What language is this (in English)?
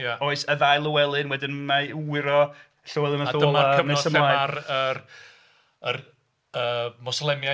Welsh